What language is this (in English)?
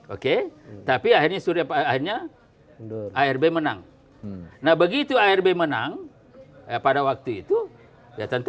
Indonesian